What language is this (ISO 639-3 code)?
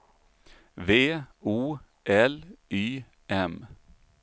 swe